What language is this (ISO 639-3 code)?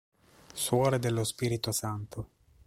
ita